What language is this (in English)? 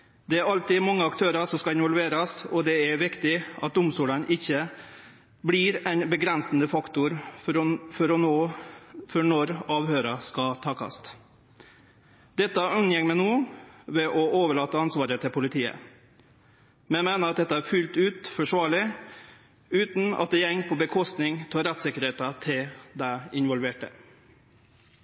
Norwegian Nynorsk